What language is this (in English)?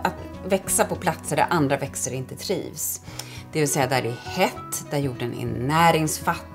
Swedish